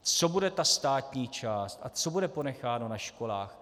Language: Czech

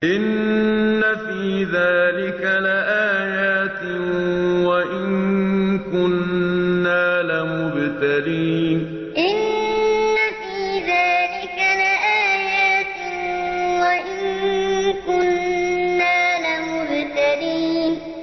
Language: Arabic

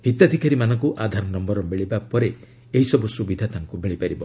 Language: Odia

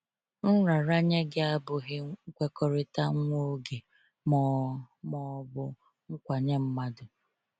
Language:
Igbo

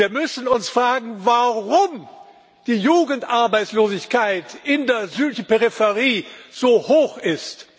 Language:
German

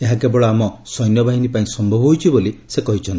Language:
Odia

